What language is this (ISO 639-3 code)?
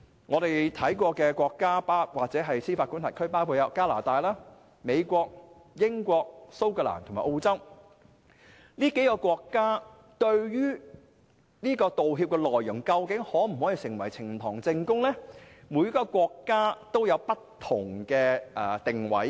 yue